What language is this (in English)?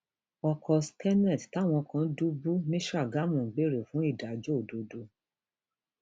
Yoruba